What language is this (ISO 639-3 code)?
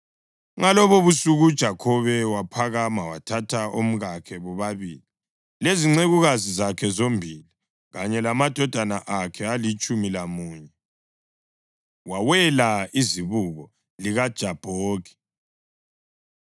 nde